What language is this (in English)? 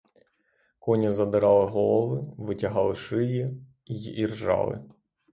Ukrainian